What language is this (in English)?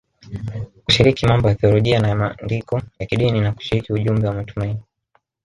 Swahili